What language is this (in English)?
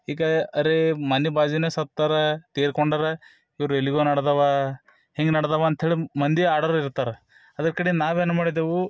Kannada